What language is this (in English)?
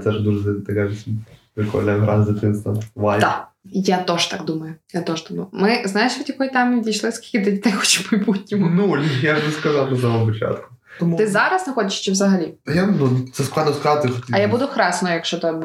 Ukrainian